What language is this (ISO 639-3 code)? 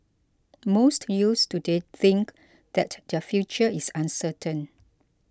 eng